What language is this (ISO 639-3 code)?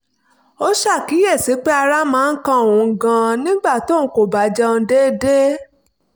yor